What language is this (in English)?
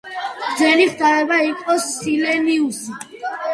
Georgian